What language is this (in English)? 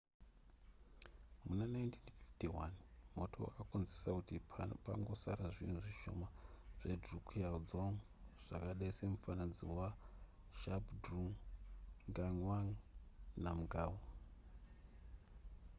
Shona